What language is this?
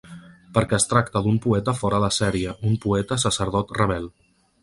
Catalan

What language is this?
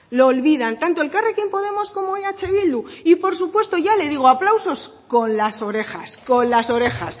Spanish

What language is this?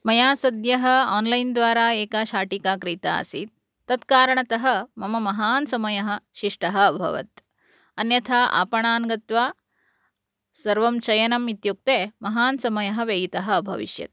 Sanskrit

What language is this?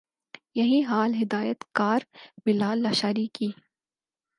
Urdu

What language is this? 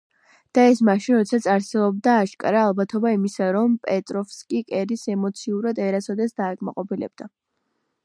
Georgian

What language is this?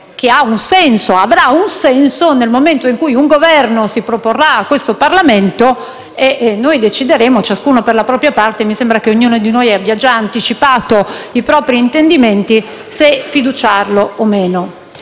Italian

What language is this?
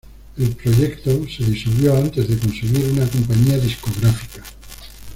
Spanish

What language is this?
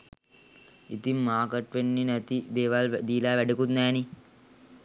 Sinhala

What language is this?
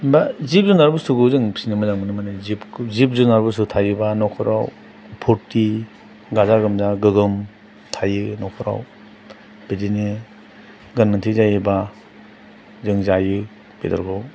Bodo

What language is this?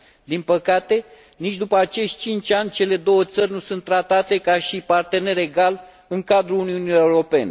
Romanian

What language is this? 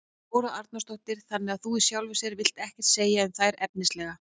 Icelandic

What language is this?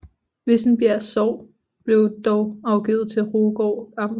Danish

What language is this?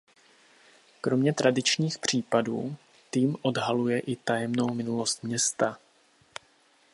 Czech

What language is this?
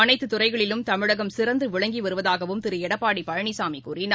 Tamil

